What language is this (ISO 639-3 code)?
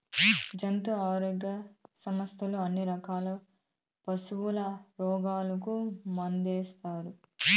tel